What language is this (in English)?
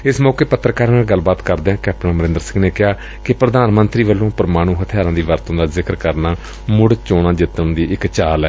Punjabi